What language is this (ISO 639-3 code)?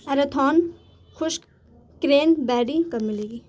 urd